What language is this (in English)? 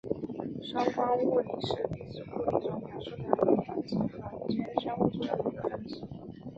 Chinese